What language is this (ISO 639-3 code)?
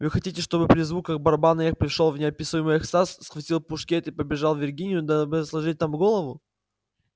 rus